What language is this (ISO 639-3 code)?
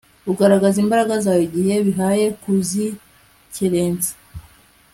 kin